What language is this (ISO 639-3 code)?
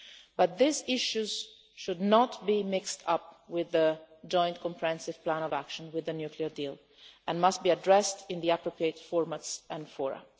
eng